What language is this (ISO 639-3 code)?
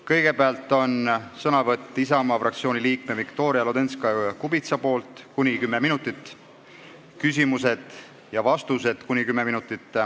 est